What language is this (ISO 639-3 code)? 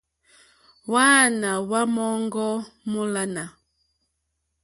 bri